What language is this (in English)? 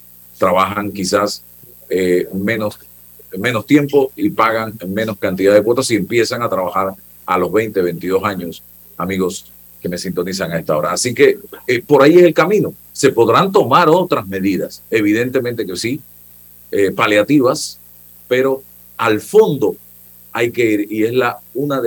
Spanish